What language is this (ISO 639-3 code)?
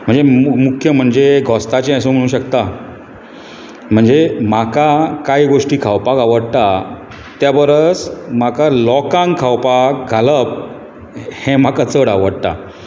kok